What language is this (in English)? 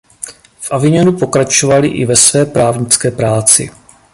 Czech